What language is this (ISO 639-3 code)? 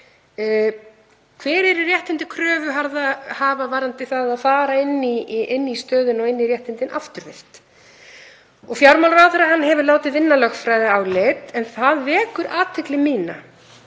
isl